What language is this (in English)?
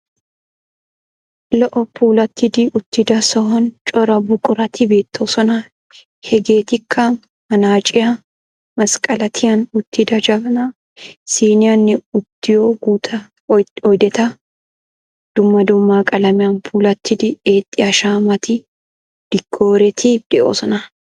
Wolaytta